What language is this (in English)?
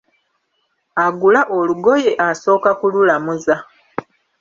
Ganda